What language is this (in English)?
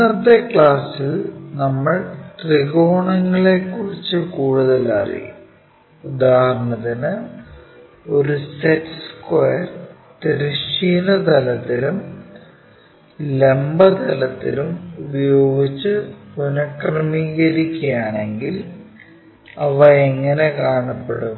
Malayalam